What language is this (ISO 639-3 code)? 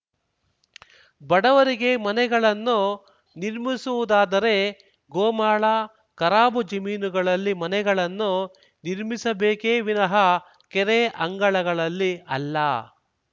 kan